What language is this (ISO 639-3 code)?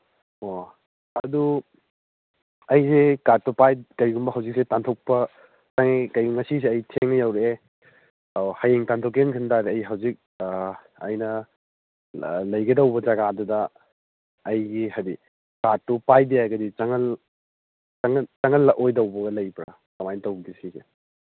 mni